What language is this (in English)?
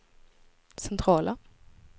Swedish